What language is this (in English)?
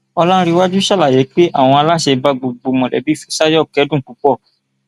Yoruba